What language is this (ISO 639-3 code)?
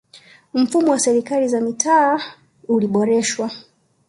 swa